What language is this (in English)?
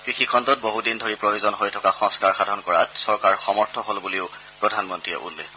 Assamese